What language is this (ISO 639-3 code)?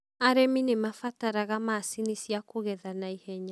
kik